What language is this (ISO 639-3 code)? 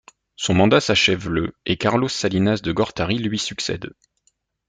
fra